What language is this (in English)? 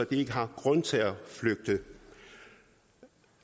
Danish